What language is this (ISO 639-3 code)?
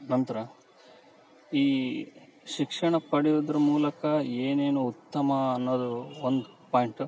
kan